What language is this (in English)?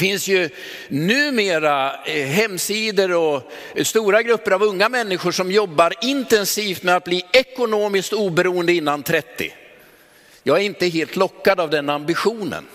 Swedish